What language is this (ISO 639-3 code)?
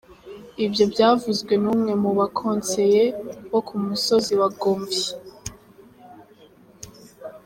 kin